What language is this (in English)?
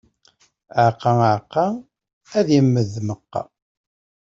Kabyle